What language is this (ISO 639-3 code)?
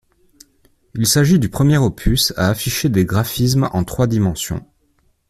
fra